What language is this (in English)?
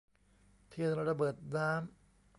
Thai